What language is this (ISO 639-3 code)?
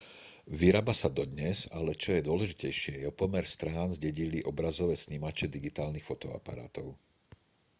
slk